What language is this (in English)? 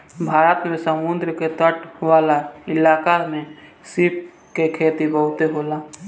Bhojpuri